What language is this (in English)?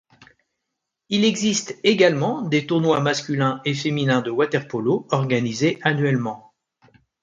French